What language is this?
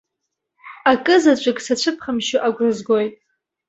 Abkhazian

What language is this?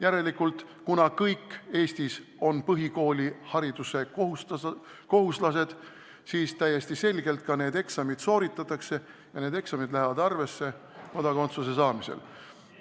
Estonian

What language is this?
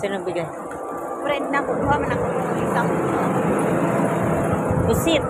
Filipino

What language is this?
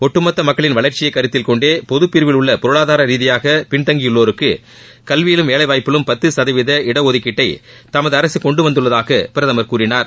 Tamil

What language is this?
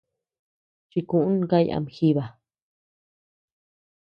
Tepeuxila Cuicatec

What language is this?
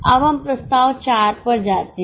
Hindi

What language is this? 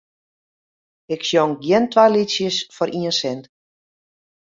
Western Frisian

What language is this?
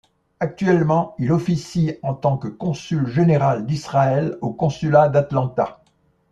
French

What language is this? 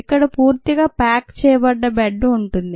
Telugu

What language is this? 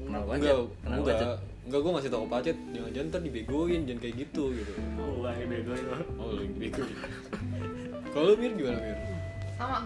Indonesian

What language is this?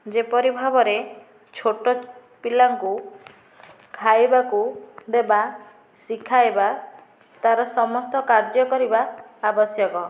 Odia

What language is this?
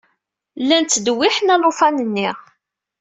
Kabyle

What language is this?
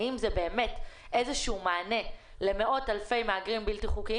Hebrew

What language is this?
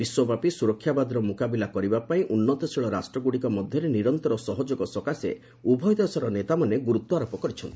Odia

